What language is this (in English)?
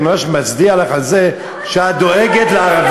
Hebrew